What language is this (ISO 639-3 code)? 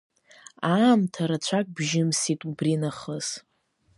abk